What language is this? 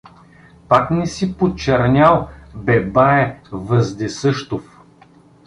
Bulgarian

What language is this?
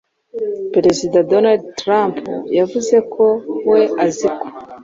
Kinyarwanda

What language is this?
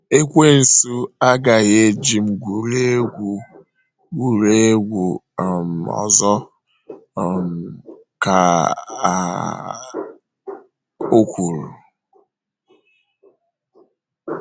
Igbo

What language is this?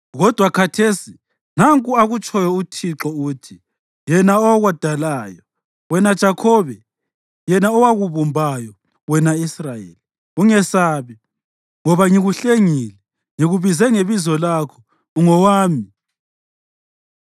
North Ndebele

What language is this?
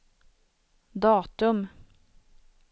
Swedish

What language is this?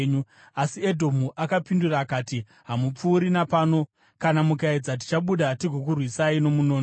Shona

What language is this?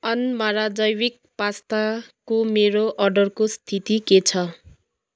Nepali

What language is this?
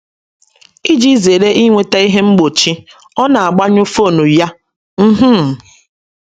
Igbo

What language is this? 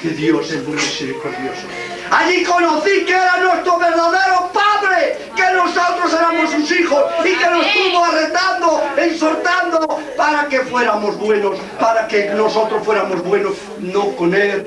Spanish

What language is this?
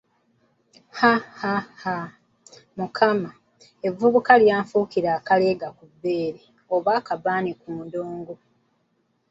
Ganda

